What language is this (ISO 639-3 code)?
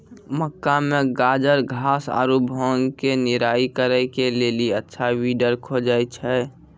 mai